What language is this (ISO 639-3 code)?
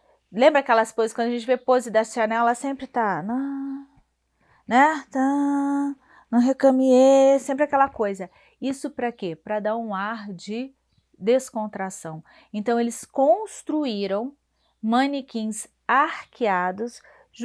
por